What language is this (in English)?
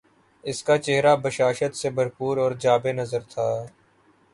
Urdu